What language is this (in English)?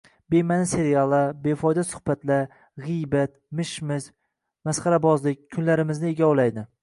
Uzbek